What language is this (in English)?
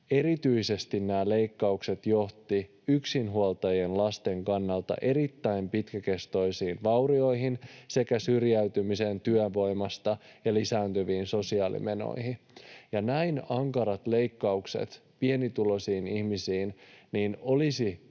Finnish